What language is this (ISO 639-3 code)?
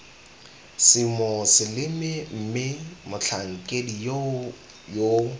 tsn